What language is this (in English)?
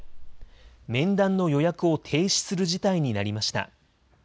Japanese